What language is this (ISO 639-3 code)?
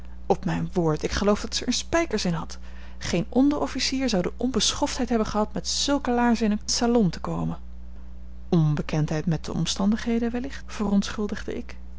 nld